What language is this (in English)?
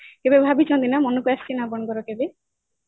Odia